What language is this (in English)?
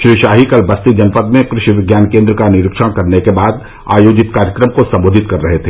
Hindi